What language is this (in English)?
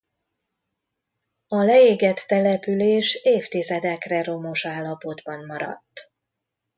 Hungarian